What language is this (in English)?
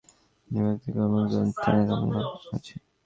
Bangla